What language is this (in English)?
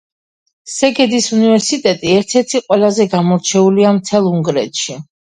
Georgian